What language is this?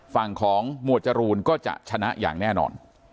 Thai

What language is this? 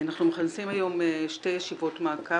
Hebrew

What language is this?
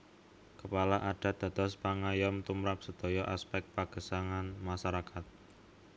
Javanese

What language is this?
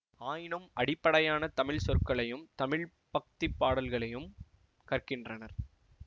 Tamil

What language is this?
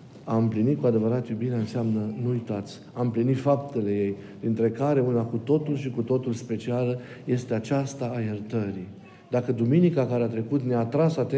Romanian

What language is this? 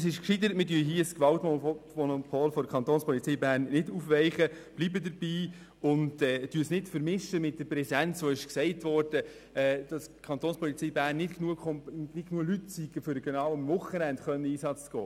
Swiss German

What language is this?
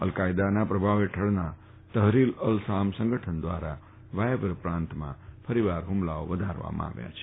Gujarati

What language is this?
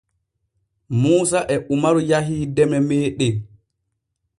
Borgu Fulfulde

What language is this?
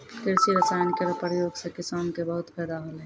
Maithili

